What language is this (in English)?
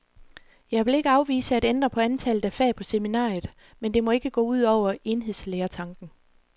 Danish